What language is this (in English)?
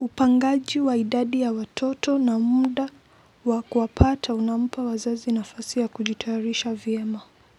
Luo (Kenya and Tanzania)